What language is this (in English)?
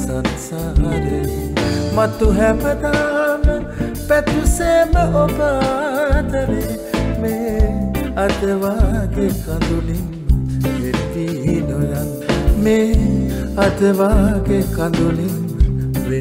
Hindi